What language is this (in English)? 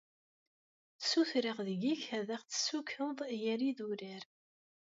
Kabyle